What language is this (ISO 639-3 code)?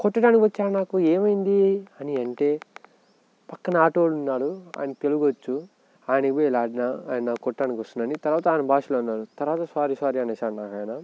tel